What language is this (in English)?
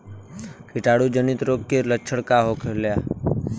Bhojpuri